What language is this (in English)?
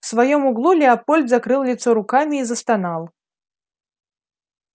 Russian